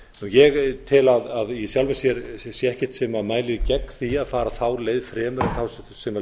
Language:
Icelandic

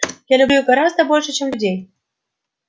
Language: Russian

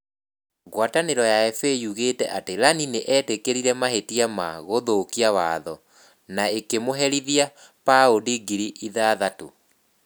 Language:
Kikuyu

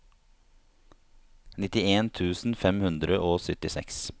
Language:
Norwegian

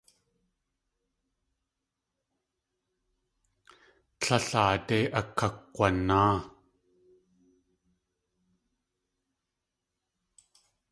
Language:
Tlingit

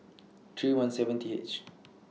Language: English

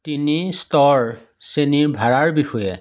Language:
Assamese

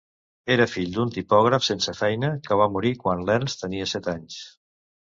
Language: Catalan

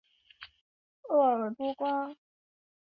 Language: Chinese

